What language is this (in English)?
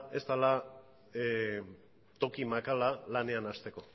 Basque